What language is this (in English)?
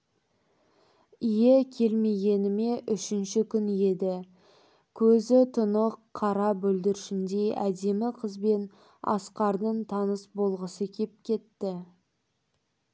Kazakh